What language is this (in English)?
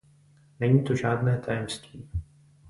Czech